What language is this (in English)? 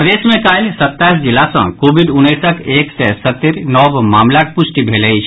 Maithili